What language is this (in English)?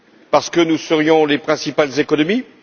French